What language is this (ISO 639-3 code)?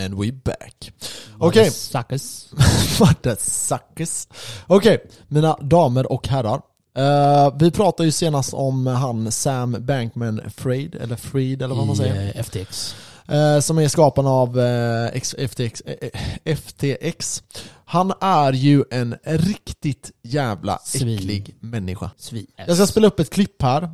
swe